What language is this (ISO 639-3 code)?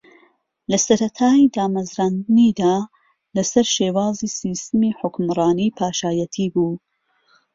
ckb